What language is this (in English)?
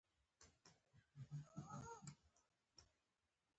Pashto